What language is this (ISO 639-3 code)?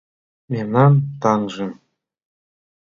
chm